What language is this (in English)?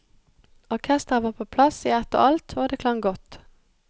Norwegian